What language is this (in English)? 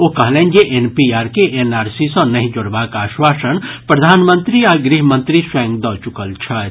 Maithili